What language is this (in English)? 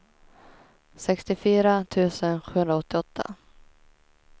Swedish